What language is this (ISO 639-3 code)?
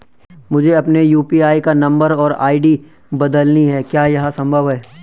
hin